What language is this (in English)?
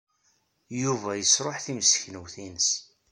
Kabyle